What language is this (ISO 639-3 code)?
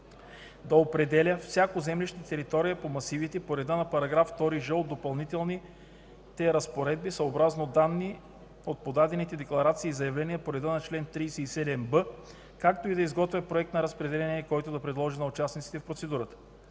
bul